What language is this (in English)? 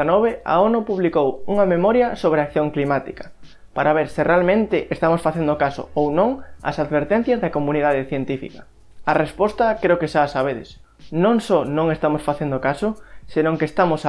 Galician